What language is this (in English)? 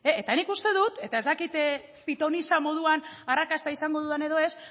Basque